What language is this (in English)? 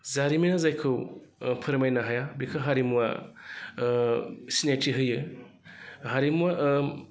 Bodo